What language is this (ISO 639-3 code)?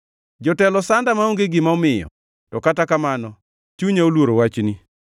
luo